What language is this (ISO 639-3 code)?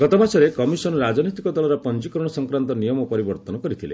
ori